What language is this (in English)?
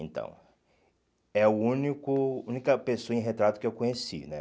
Portuguese